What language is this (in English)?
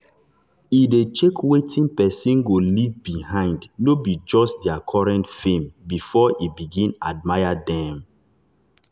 Nigerian Pidgin